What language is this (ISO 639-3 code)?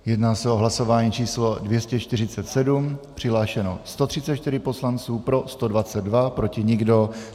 ces